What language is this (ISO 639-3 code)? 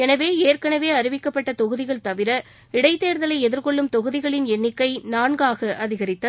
tam